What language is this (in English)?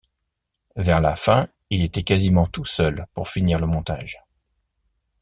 French